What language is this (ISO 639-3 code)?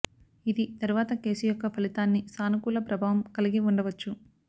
tel